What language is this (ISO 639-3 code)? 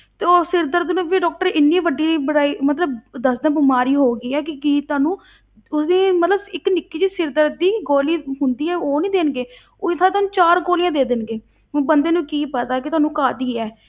pan